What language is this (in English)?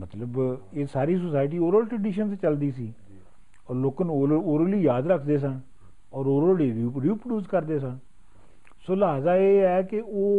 Punjabi